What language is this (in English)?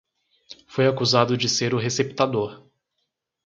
Portuguese